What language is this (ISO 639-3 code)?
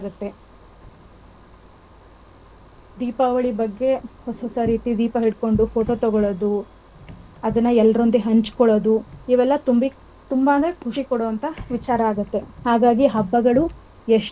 kan